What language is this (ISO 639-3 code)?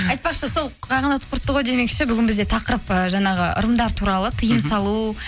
kaz